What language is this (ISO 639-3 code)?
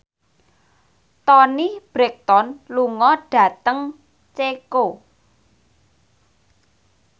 jav